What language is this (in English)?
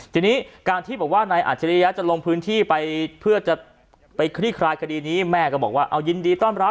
Thai